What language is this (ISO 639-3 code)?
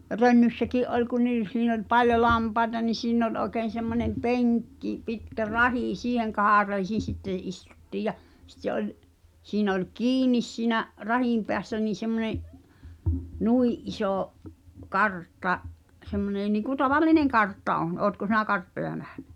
fin